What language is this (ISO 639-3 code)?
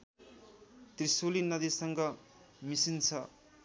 nep